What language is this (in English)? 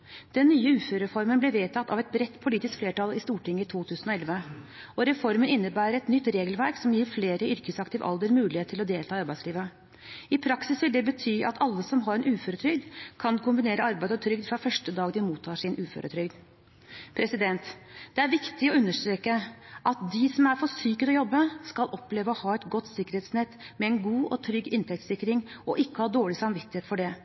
Norwegian Bokmål